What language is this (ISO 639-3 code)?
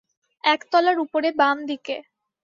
ben